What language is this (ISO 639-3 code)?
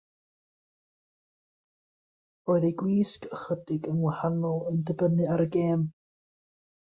cym